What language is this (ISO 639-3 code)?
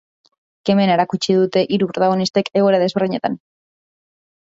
eus